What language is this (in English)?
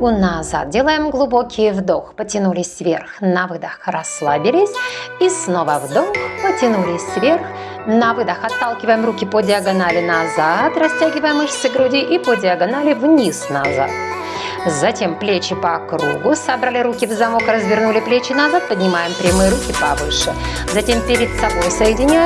Russian